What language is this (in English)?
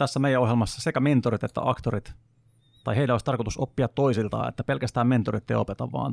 Finnish